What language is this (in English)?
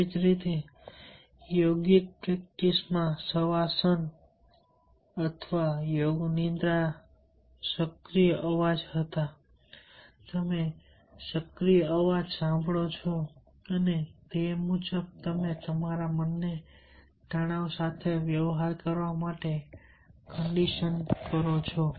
Gujarati